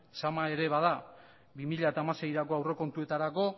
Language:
Basque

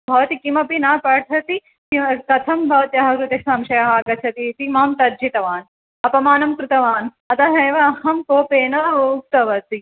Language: Sanskrit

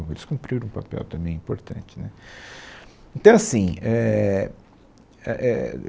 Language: Portuguese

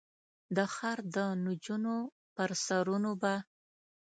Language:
Pashto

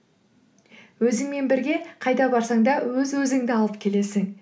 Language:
Kazakh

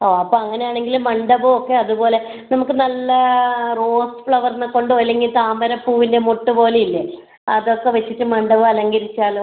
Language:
Malayalam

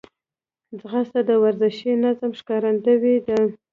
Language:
Pashto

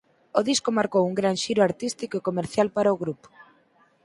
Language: Galician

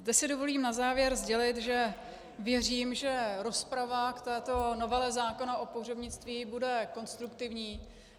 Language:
Czech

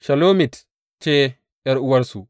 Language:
Hausa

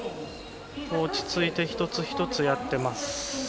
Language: Japanese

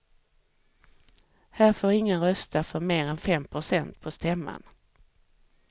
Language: Swedish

